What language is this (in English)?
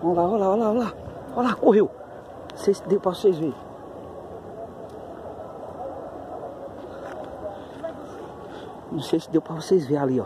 Portuguese